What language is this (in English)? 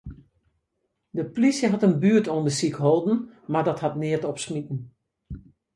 Western Frisian